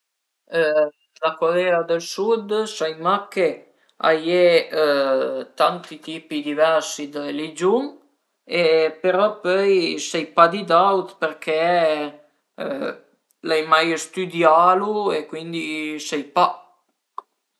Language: Piedmontese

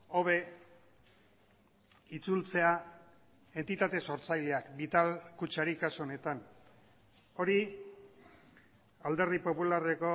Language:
Basque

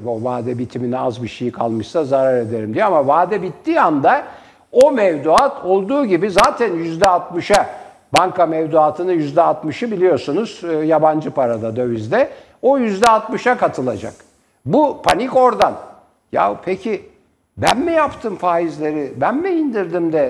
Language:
Turkish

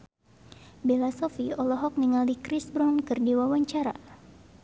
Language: Sundanese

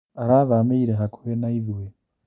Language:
Kikuyu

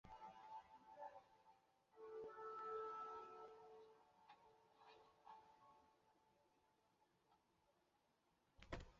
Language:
Chinese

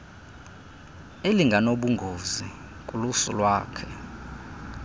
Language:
Xhosa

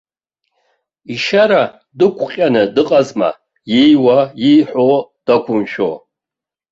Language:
Abkhazian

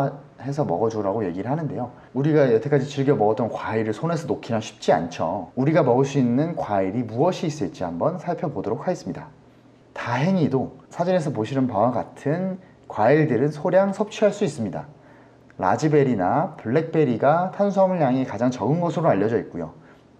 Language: Korean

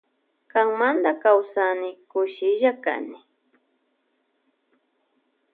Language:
Loja Highland Quichua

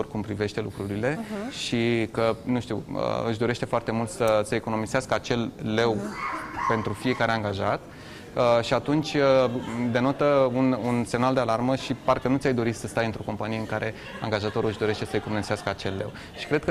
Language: Romanian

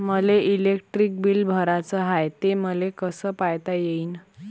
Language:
Marathi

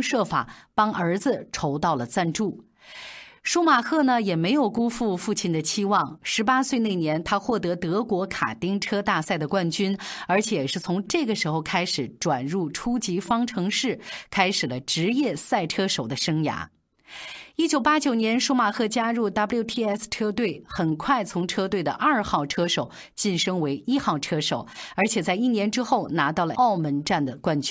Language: Chinese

